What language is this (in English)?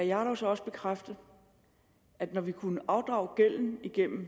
Danish